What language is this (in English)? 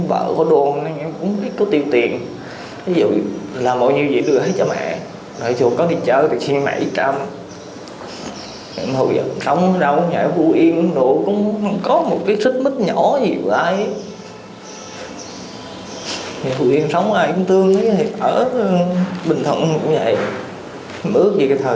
Vietnamese